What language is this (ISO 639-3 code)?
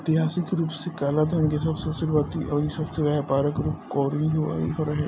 bho